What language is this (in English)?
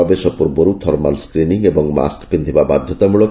Odia